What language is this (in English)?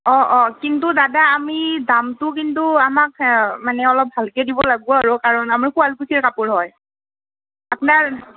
Assamese